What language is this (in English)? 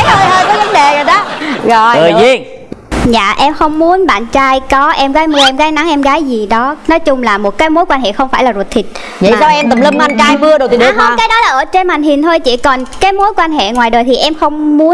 Vietnamese